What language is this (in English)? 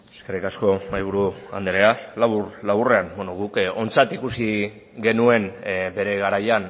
Basque